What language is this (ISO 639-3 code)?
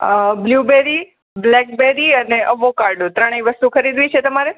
guj